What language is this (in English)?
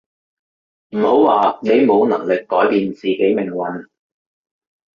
Cantonese